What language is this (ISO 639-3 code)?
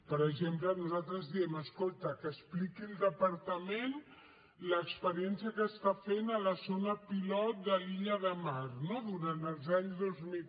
cat